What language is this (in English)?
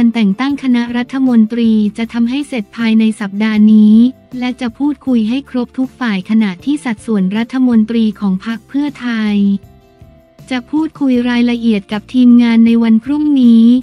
Thai